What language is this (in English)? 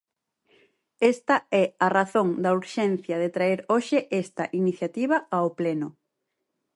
Galician